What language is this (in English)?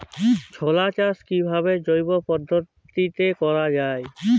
Bangla